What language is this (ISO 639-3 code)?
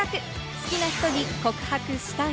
jpn